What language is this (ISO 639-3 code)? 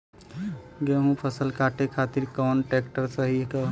bho